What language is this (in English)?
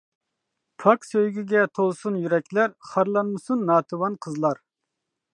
Uyghur